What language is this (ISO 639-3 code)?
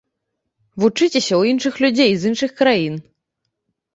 bel